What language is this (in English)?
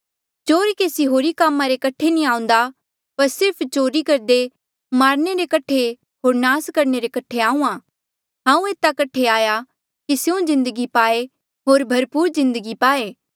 Mandeali